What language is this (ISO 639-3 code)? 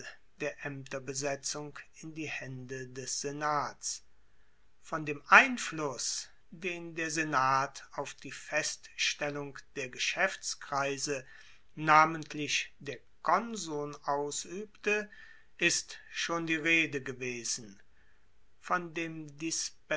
deu